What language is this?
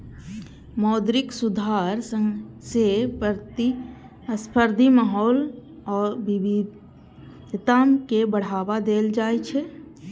Maithili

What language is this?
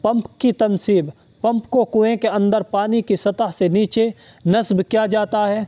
Urdu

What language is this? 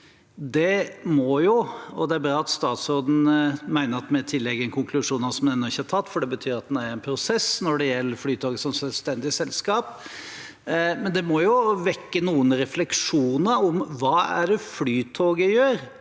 Norwegian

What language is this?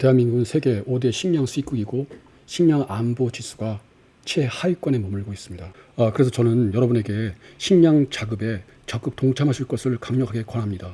Korean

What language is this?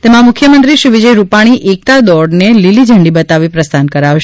Gujarati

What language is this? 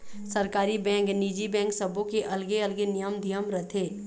Chhattisgarhi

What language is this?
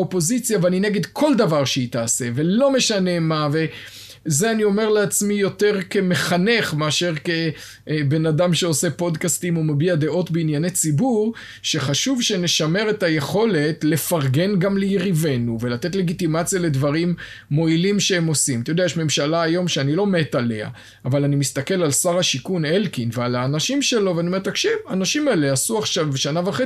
Hebrew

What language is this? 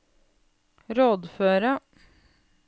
Norwegian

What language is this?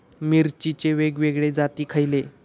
Marathi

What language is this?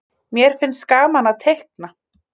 Icelandic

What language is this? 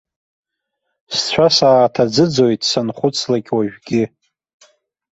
Abkhazian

